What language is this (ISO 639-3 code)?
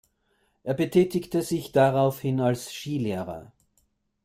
deu